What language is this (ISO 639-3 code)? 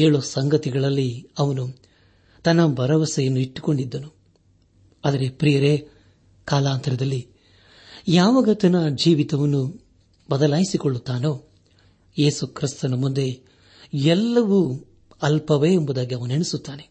kan